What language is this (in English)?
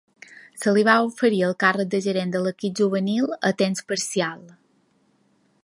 Catalan